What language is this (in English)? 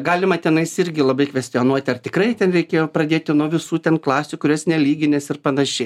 Lithuanian